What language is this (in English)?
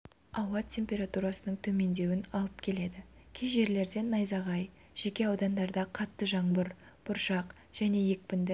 Kazakh